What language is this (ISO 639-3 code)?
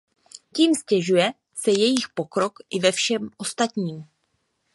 ces